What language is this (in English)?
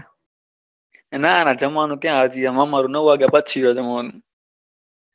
Gujarati